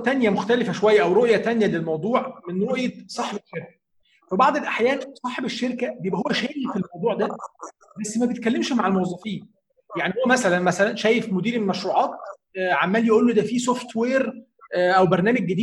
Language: Arabic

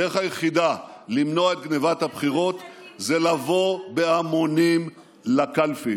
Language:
Hebrew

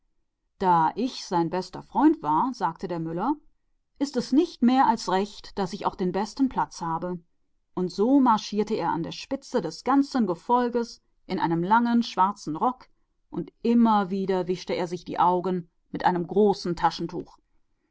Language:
German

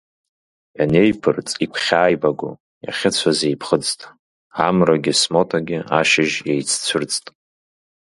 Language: Abkhazian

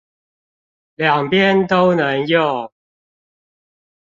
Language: Chinese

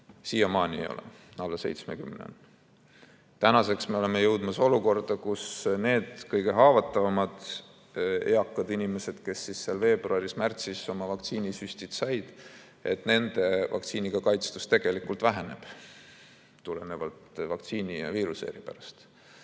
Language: Estonian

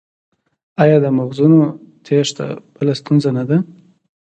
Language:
Pashto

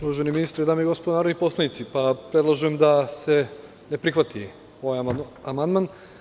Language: Serbian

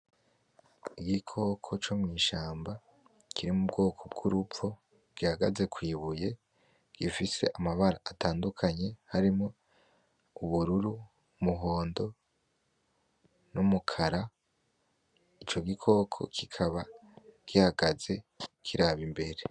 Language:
Rundi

